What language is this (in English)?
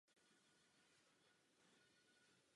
Czech